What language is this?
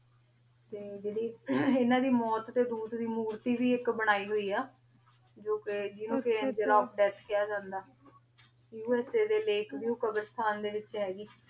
Punjabi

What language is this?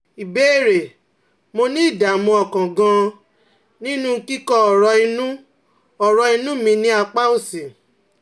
Yoruba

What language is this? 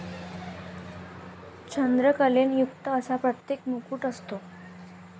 Marathi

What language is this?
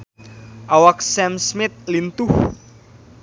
Sundanese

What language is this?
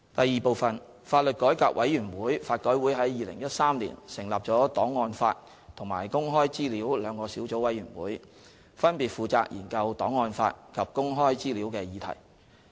Cantonese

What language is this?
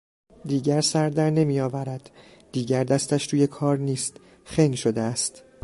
Persian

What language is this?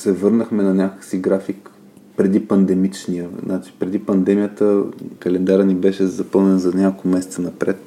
Bulgarian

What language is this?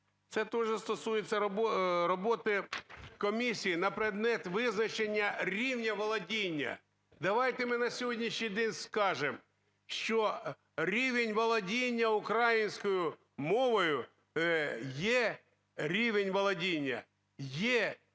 Ukrainian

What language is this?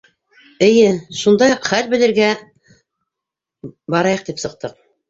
Bashkir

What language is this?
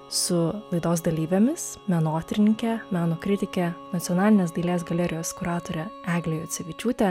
Lithuanian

